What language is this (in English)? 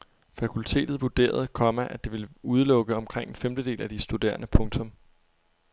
Danish